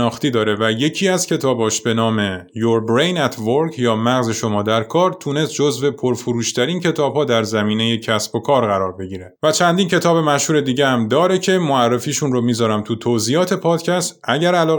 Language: Persian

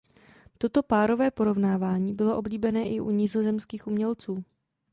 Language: Czech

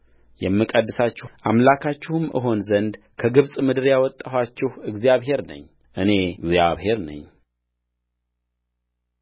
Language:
Amharic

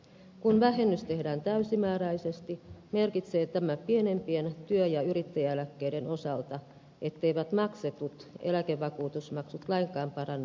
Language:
Finnish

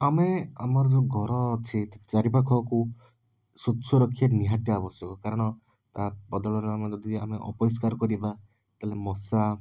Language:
Odia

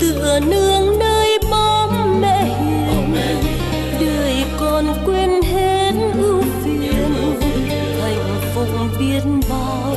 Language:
Vietnamese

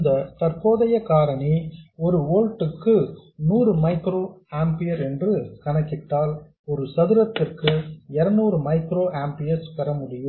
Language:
Tamil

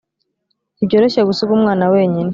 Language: Kinyarwanda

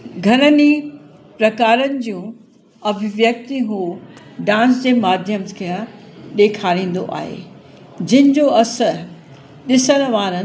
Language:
Sindhi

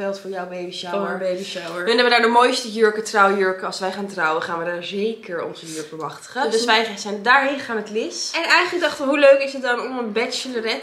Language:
Dutch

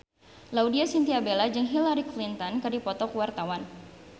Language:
Sundanese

